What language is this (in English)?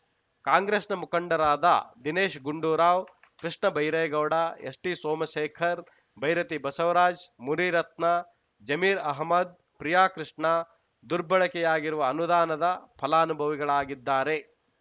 Kannada